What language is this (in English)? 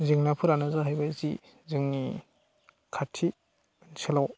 Bodo